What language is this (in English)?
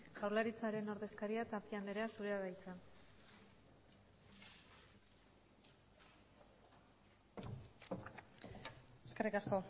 Basque